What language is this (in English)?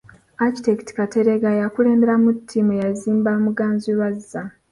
Ganda